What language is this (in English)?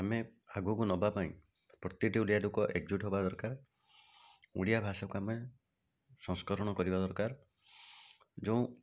Odia